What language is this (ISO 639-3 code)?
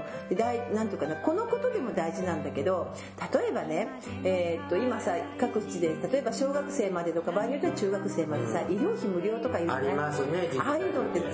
jpn